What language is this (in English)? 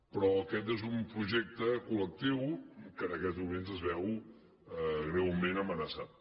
Catalan